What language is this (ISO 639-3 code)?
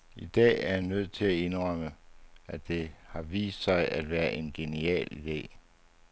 dan